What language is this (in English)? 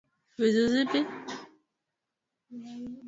Swahili